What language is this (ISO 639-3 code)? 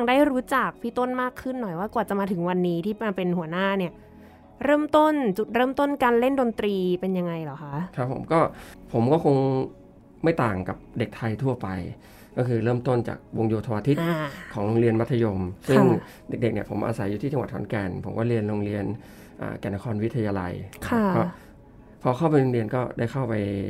tha